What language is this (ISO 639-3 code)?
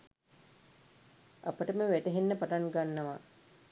sin